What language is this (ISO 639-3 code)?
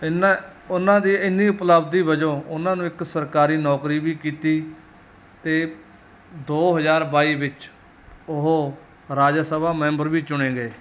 pan